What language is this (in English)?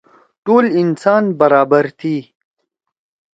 Torwali